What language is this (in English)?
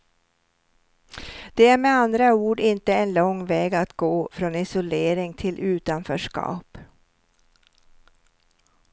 Swedish